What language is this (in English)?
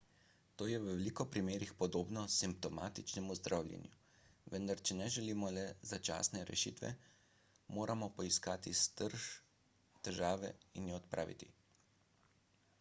Slovenian